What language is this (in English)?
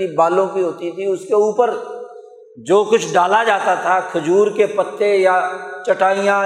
Urdu